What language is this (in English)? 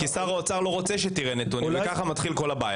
Hebrew